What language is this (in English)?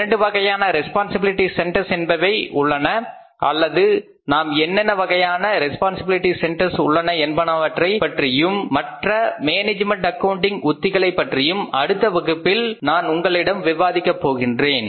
Tamil